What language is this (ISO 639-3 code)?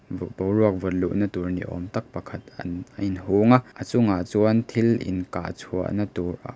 lus